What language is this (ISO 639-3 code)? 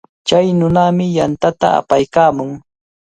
qvl